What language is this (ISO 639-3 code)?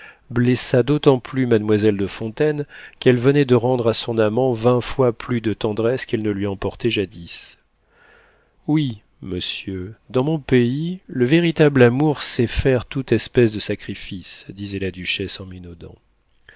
fra